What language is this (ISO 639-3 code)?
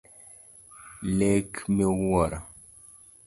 luo